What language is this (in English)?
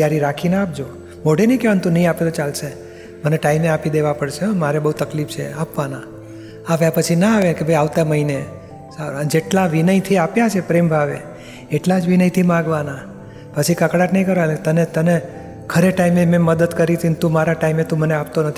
Gujarati